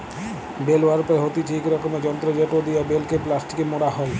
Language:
Bangla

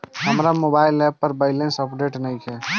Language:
Bhojpuri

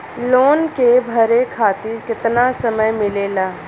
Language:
Bhojpuri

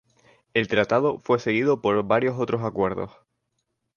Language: Spanish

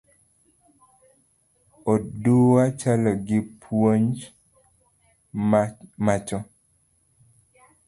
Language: Luo (Kenya and Tanzania)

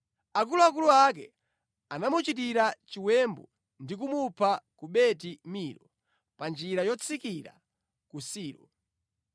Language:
Nyanja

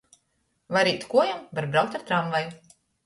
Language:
Latgalian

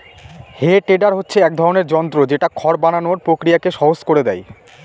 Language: Bangla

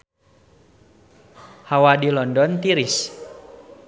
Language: Sundanese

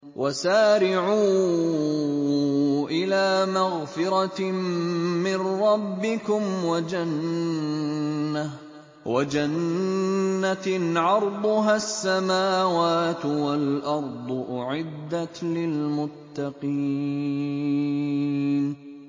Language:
Arabic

